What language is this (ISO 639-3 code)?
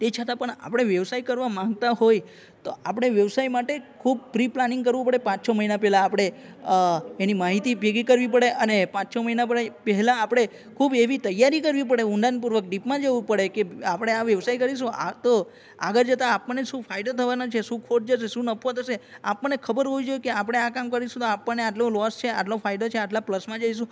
guj